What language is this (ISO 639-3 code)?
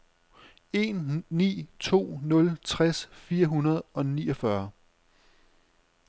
dan